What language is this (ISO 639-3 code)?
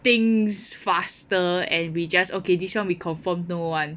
eng